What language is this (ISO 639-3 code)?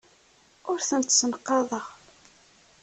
kab